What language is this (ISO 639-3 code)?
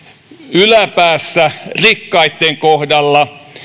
fin